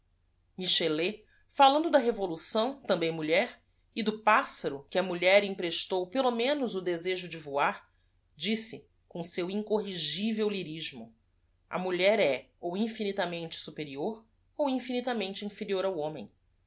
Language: Portuguese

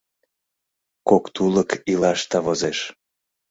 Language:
Mari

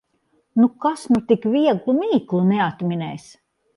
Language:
Latvian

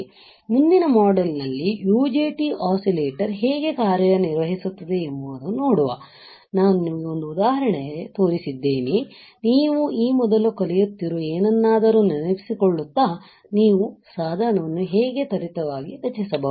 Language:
Kannada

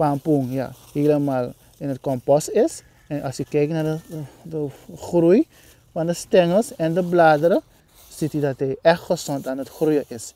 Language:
Dutch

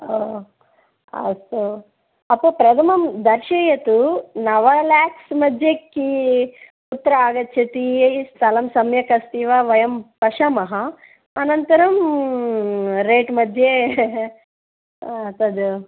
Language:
Sanskrit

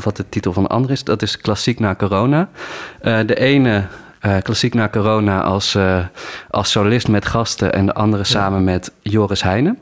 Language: Dutch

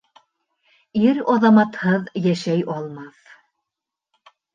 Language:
Bashkir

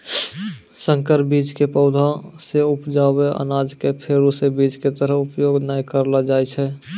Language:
Maithili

